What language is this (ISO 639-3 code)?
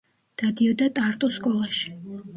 kat